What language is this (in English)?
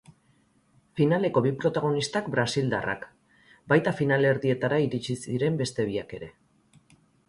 Basque